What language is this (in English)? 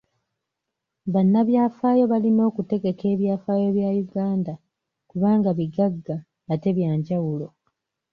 Ganda